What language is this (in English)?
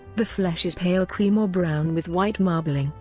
English